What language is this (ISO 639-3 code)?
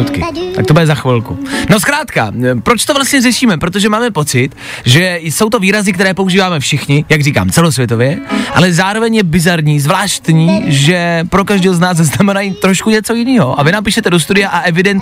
ces